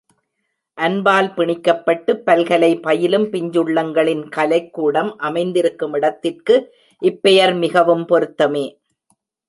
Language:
Tamil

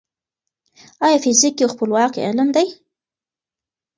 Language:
Pashto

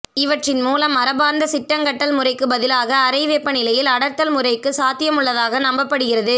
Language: Tamil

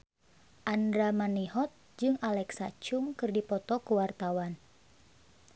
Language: Sundanese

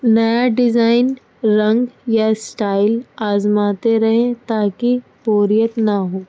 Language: Urdu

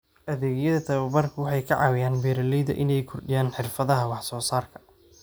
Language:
Somali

